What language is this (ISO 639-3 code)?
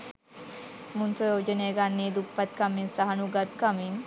sin